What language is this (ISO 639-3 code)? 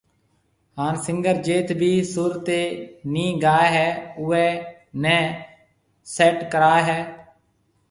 mve